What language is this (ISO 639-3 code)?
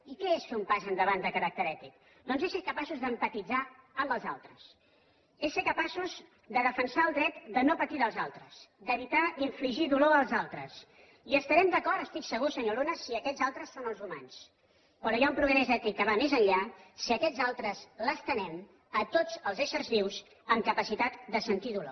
cat